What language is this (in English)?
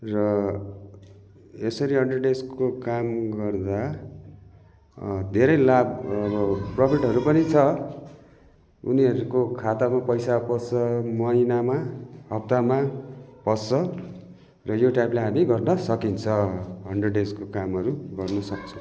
Nepali